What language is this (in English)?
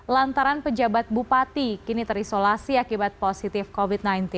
Indonesian